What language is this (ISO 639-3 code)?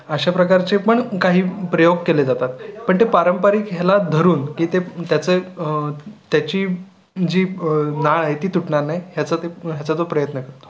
mar